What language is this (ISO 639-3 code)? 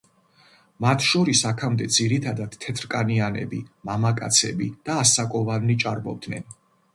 kat